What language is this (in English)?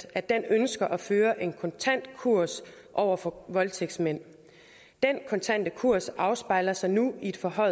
Danish